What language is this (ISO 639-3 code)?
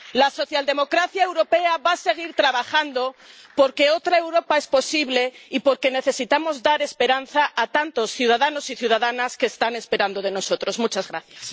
spa